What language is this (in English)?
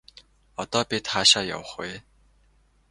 Mongolian